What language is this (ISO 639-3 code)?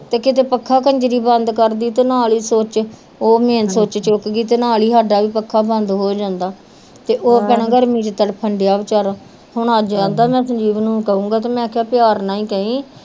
pan